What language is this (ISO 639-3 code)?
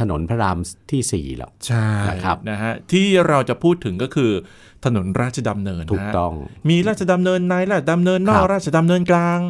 tha